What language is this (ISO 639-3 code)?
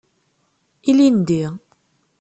kab